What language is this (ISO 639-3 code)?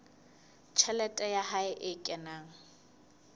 sot